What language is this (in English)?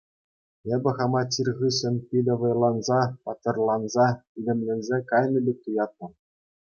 Chuvash